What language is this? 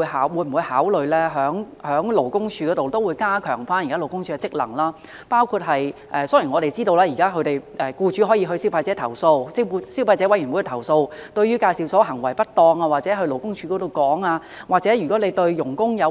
Cantonese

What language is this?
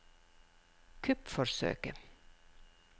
Norwegian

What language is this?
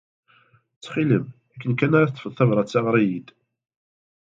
Kabyle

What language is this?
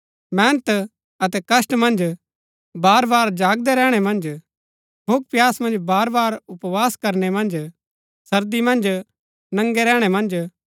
Gaddi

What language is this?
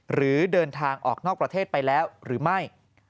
Thai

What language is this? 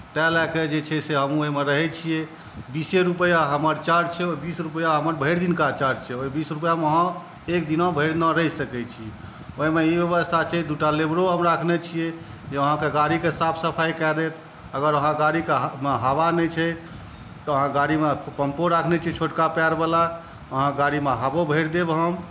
Maithili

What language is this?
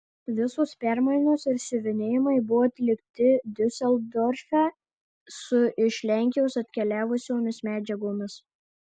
Lithuanian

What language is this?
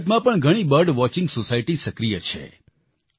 Gujarati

